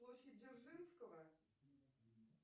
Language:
Russian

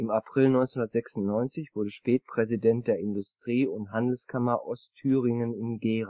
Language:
German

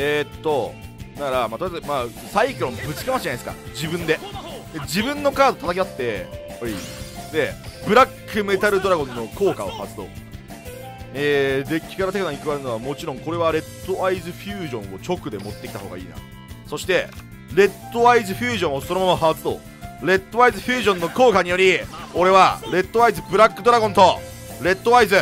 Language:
Japanese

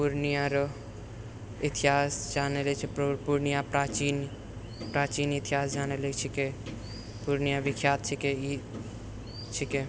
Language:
Maithili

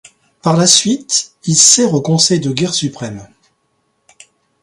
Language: French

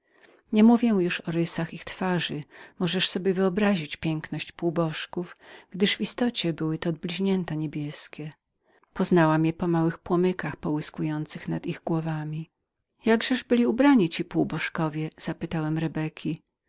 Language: Polish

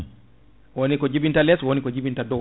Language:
Fula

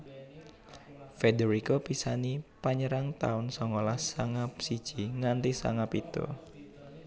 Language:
Javanese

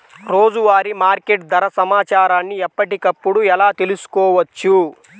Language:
Telugu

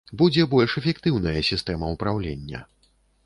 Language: Belarusian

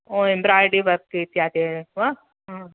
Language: Sanskrit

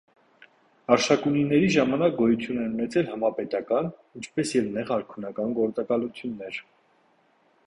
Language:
Armenian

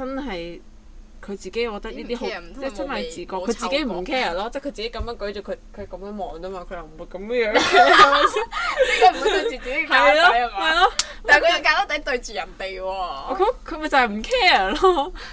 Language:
Chinese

